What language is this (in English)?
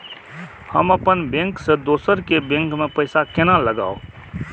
Maithili